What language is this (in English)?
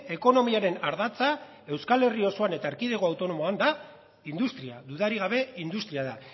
Basque